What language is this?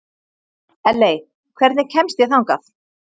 Icelandic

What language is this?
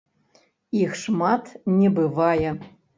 Belarusian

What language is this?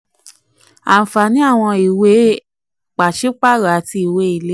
Yoruba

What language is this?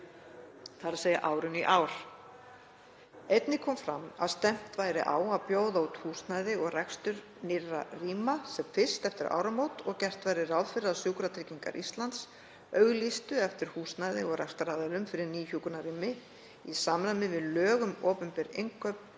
Icelandic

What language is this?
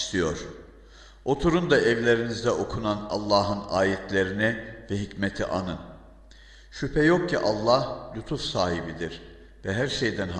Turkish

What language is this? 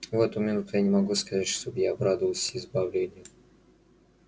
Russian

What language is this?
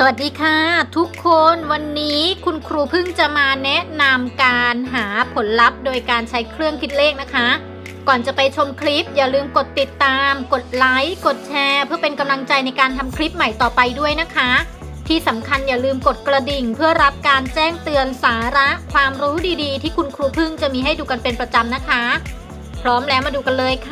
Thai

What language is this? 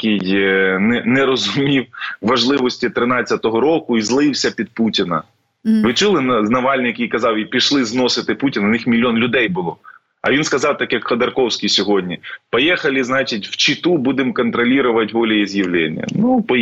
Ukrainian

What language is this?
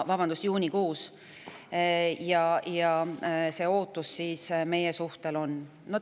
Estonian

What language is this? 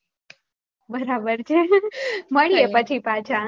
Gujarati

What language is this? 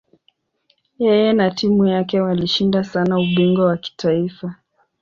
Swahili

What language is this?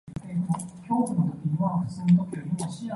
Cantonese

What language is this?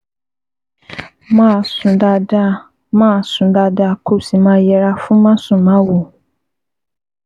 Yoruba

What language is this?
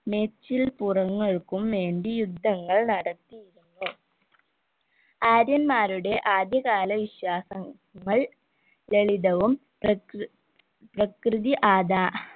Malayalam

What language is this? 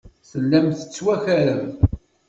Kabyle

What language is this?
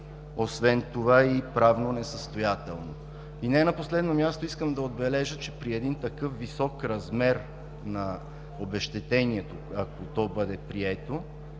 Bulgarian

